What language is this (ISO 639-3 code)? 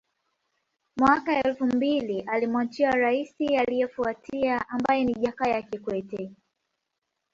swa